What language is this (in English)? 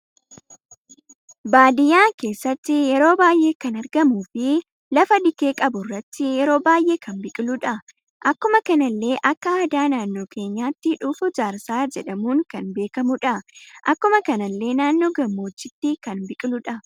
Oromo